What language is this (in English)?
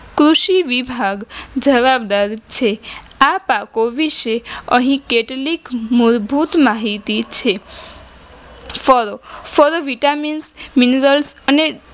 Gujarati